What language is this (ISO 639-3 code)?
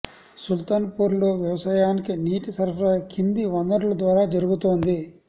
tel